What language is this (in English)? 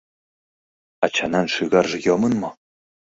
Mari